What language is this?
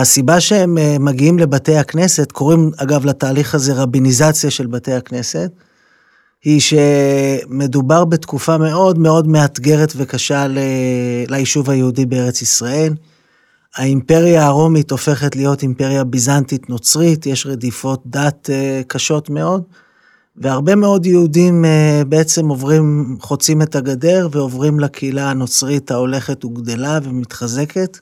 Hebrew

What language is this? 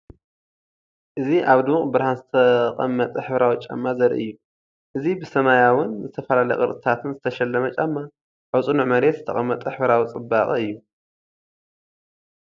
Tigrinya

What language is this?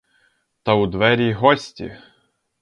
Ukrainian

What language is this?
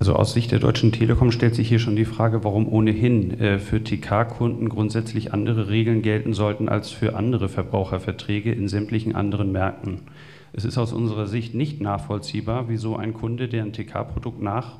German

